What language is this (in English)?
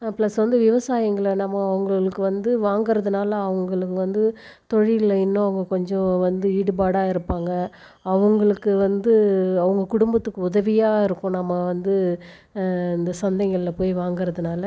Tamil